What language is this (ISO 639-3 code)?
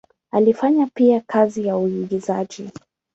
swa